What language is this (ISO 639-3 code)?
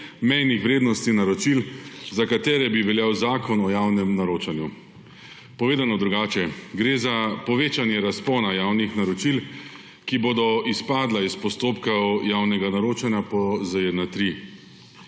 slv